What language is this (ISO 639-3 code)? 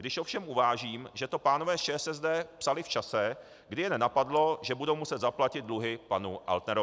ces